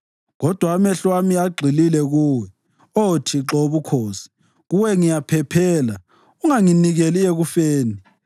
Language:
North Ndebele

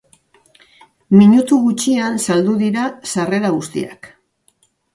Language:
Basque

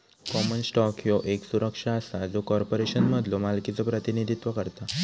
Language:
Marathi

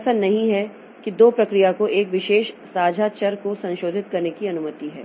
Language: Hindi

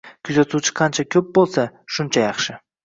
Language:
Uzbek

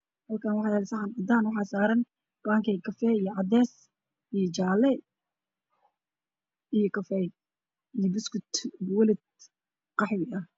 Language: Somali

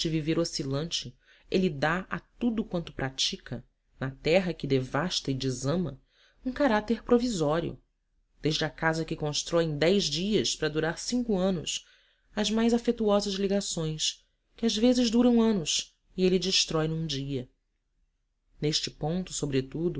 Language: Portuguese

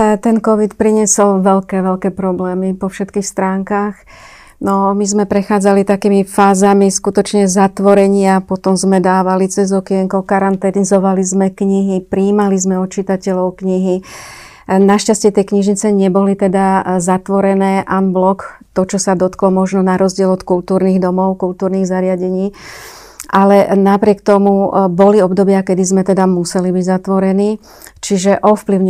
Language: Slovak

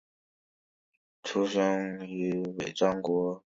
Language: Chinese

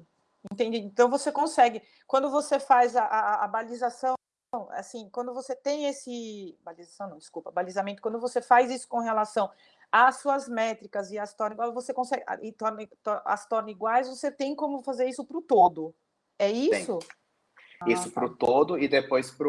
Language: Portuguese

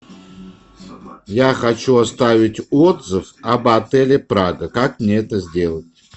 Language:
Russian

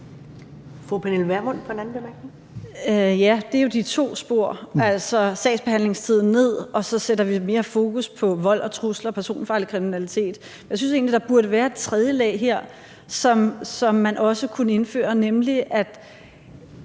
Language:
Danish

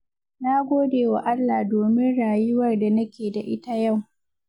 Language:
Hausa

